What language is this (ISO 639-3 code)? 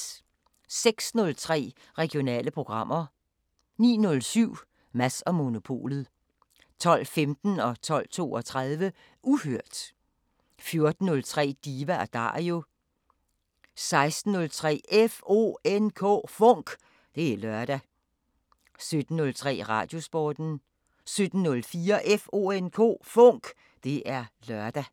dan